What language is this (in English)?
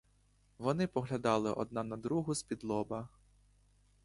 Ukrainian